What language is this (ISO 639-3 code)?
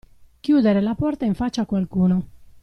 ita